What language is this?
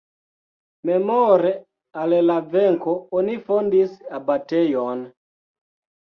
Esperanto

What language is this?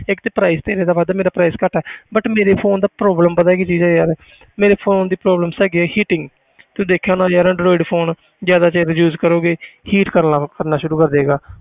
Punjabi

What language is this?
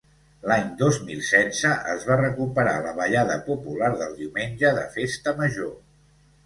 Catalan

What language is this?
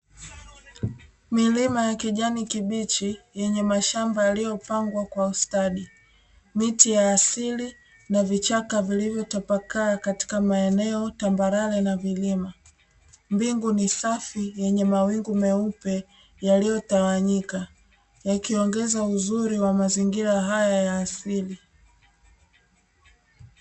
Swahili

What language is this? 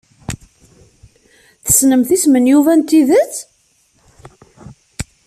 Kabyle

